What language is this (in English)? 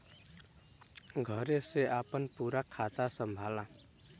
Bhojpuri